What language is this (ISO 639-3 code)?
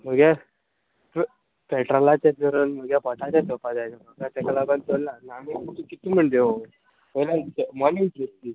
kok